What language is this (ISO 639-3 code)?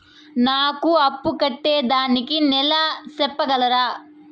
tel